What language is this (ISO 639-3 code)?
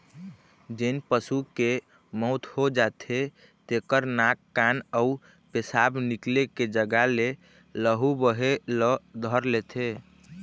hne